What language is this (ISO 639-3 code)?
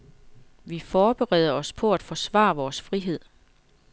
dan